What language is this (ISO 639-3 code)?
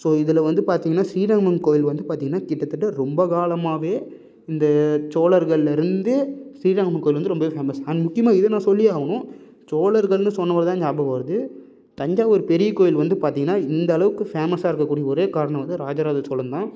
tam